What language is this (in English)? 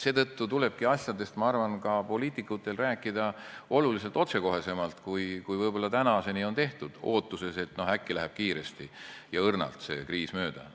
Estonian